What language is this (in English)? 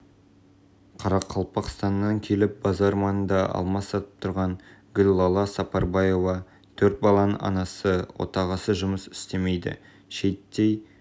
Kazakh